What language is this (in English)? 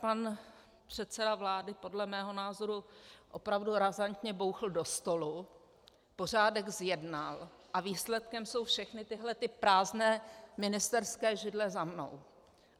Czech